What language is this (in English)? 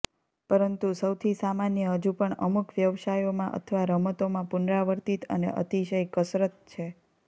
Gujarati